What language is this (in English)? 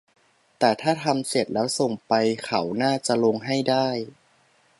Thai